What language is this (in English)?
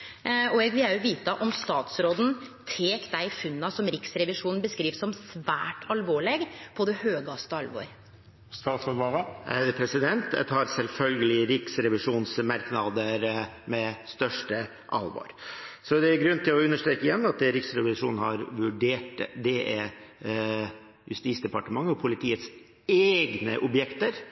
Norwegian